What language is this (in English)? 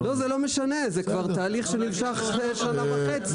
Hebrew